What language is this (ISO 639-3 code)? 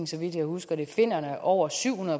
dan